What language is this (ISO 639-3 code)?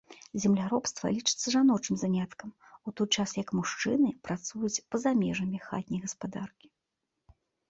bel